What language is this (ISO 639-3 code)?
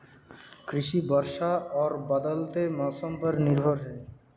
hin